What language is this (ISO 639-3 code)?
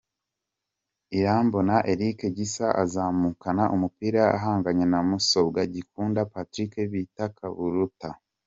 kin